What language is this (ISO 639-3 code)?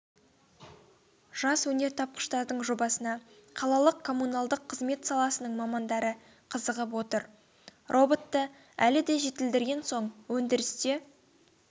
kaz